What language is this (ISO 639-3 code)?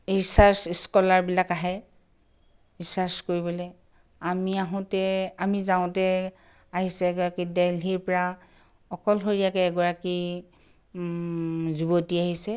asm